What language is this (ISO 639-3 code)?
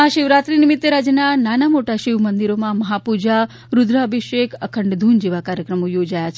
guj